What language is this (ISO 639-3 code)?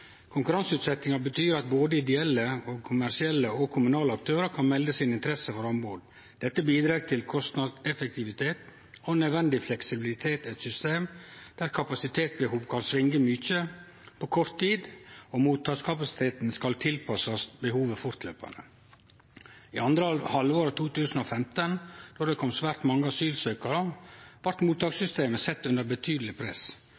nno